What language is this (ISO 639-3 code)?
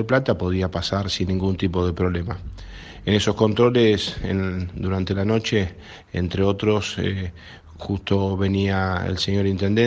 spa